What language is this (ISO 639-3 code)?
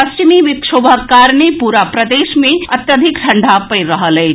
mai